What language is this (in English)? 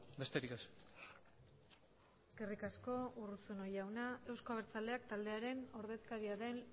Basque